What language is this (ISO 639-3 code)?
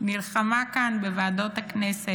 heb